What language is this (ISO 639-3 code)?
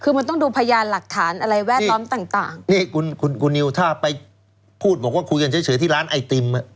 tha